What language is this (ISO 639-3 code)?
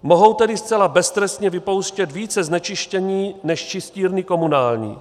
ces